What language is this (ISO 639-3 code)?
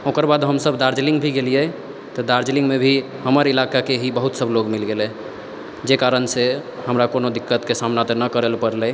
mai